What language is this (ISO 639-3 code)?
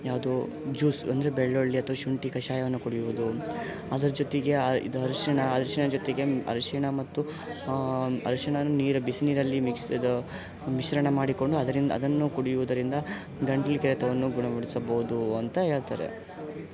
kan